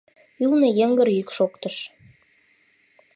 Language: Mari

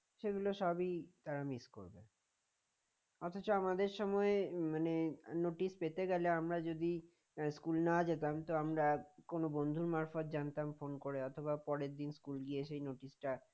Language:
Bangla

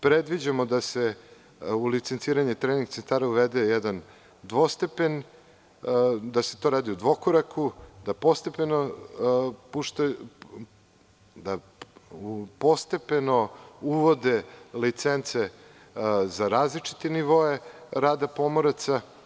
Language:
Serbian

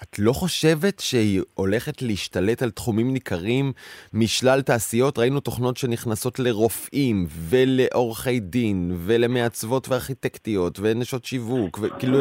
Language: Hebrew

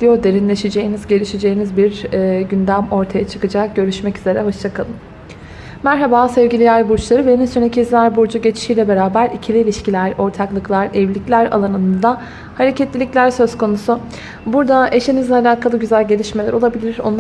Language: Turkish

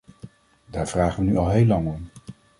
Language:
Dutch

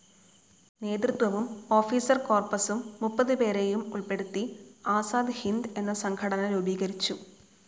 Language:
Malayalam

